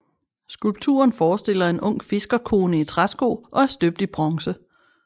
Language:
Danish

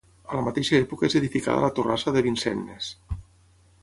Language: Catalan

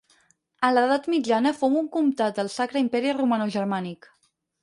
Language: Catalan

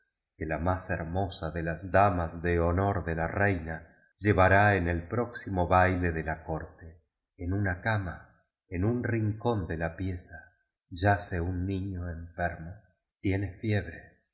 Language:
Spanish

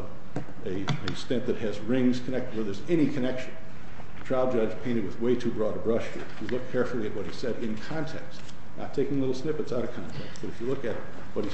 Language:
English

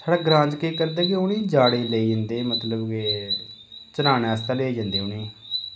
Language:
Dogri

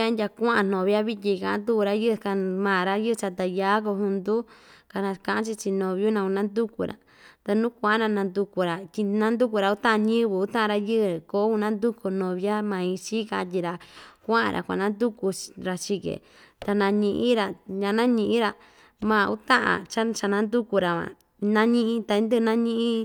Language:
Ixtayutla Mixtec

